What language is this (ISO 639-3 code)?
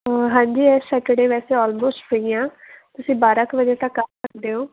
pan